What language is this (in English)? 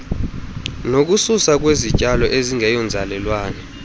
Xhosa